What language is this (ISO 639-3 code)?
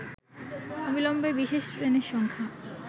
ben